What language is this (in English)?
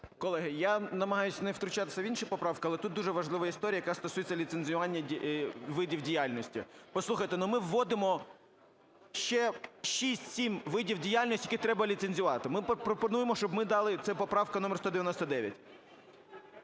Ukrainian